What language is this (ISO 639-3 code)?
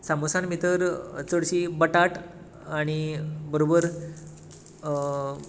kok